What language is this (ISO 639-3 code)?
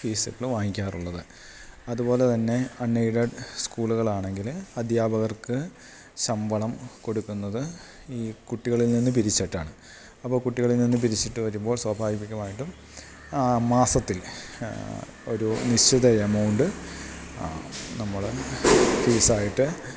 mal